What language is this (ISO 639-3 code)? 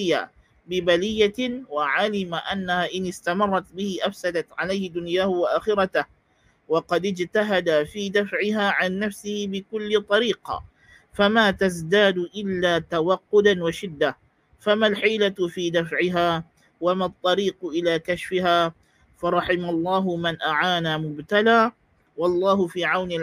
msa